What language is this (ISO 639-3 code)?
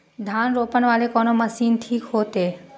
mai